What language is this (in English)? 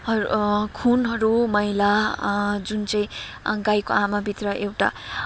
Nepali